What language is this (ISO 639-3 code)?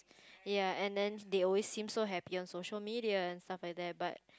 eng